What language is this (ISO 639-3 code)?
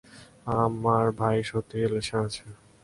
ben